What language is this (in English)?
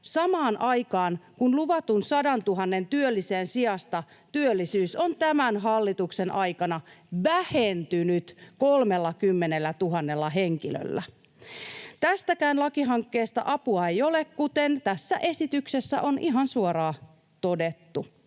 Finnish